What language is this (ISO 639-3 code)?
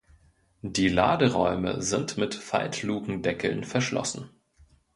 deu